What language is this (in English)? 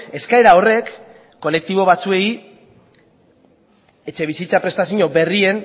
Basque